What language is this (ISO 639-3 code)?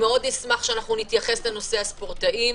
heb